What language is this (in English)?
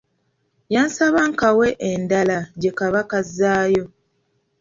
Ganda